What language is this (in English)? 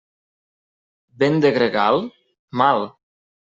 Catalan